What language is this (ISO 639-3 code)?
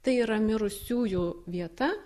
lit